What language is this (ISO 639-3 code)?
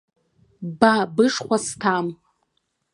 abk